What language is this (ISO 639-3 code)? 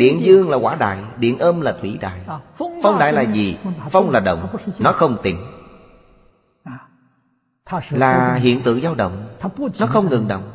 vie